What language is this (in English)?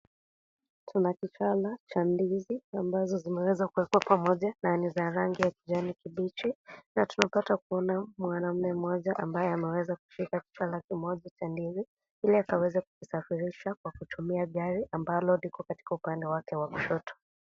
Swahili